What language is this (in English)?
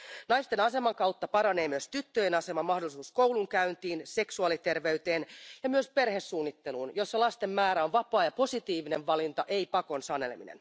Finnish